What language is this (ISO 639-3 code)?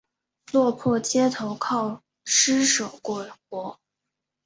zho